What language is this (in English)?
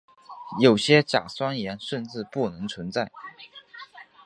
Chinese